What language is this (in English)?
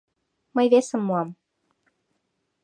Mari